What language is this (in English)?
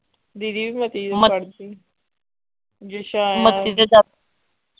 Punjabi